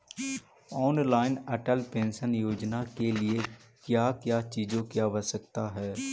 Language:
Magahi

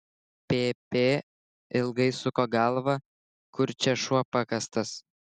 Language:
Lithuanian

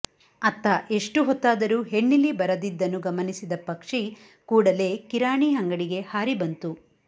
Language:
Kannada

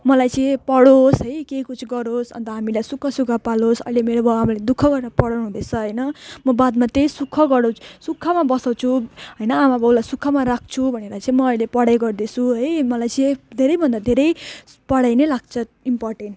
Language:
Nepali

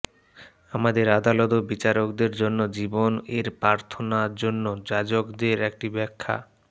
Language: Bangla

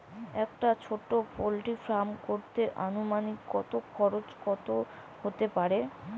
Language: Bangla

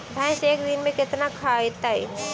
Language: Magahi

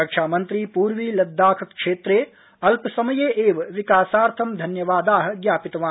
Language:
Sanskrit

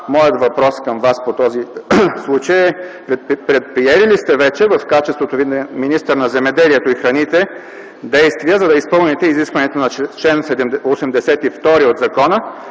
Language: Bulgarian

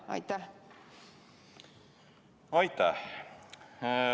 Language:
Estonian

